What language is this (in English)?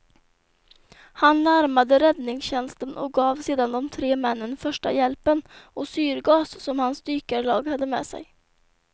Swedish